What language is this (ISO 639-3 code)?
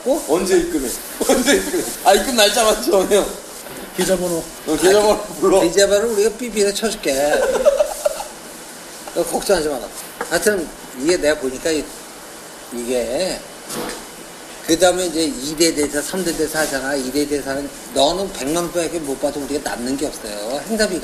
kor